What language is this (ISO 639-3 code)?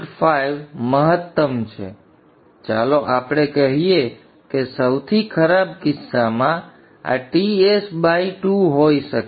guj